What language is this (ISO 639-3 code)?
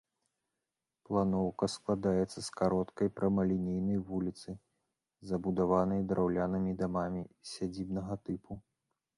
bel